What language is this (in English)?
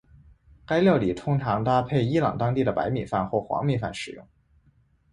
Chinese